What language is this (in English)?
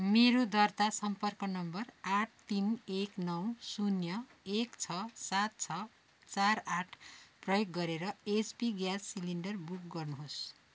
Nepali